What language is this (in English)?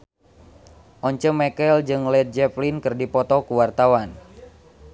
Sundanese